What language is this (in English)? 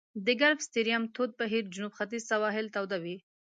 Pashto